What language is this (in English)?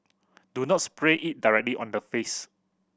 English